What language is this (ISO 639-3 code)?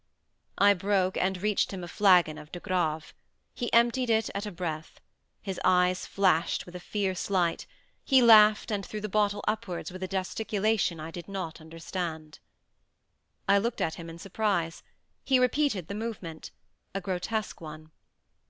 eng